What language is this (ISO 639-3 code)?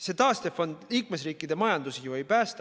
est